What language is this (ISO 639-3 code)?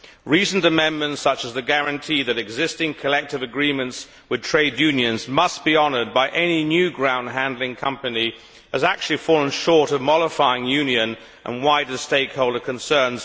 eng